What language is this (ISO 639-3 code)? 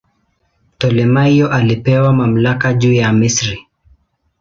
swa